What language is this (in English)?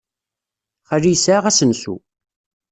Kabyle